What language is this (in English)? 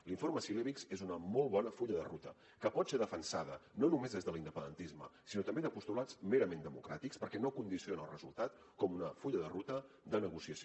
Catalan